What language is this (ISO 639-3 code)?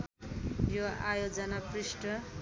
nep